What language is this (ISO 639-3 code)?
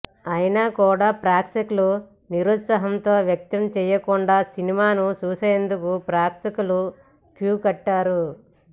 tel